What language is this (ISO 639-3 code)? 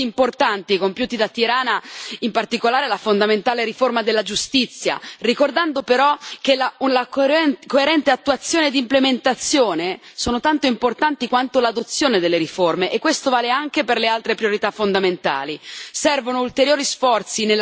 ita